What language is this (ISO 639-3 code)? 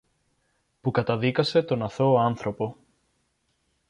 ell